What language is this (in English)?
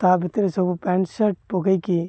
Odia